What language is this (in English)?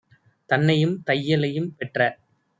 Tamil